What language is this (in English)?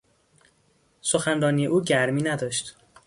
Persian